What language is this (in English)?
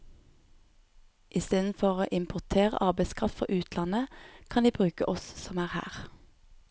Norwegian